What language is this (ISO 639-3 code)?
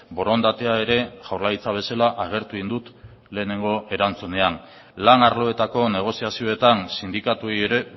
eus